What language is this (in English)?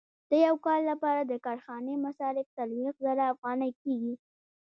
Pashto